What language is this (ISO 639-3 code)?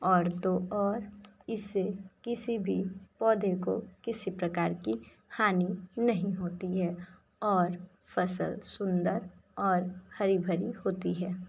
hin